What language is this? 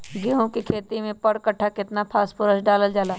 Magahi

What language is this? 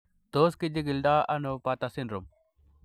Kalenjin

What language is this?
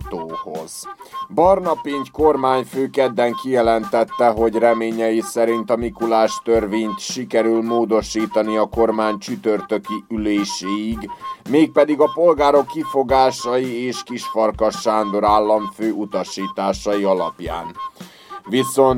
Hungarian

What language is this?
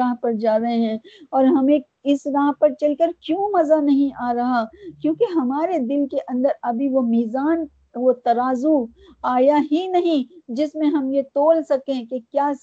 Urdu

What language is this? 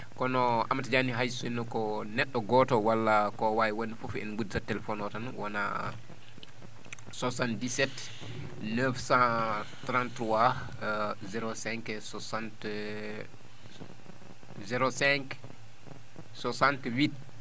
Fula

